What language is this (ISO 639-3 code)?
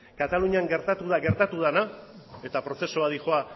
eus